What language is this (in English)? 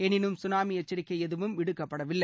Tamil